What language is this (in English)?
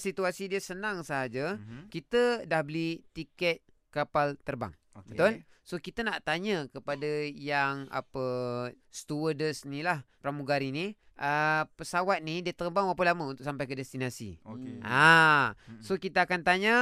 Malay